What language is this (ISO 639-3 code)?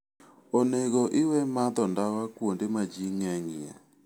luo